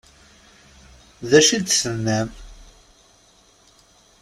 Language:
Kabyle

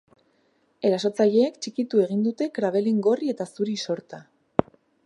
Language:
Basque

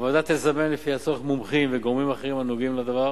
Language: Hebrew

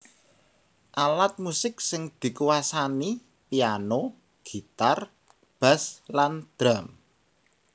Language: Javanese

